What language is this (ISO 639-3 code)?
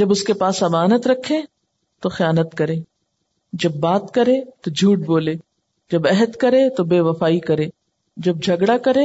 urd